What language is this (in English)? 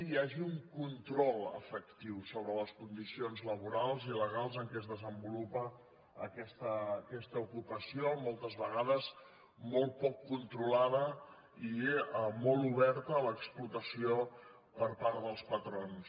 Catalan